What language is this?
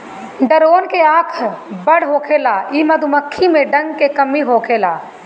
Bhojpuri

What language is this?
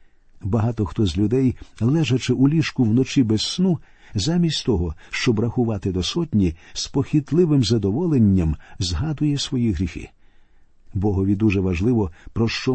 Ukrainian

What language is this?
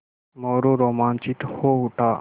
Hindi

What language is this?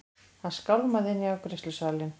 Icelandic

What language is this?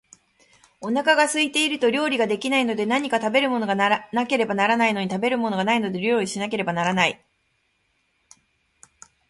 Japanese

